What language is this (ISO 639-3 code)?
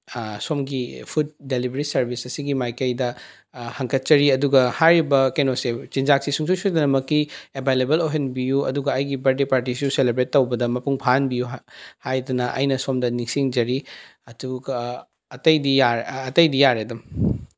mni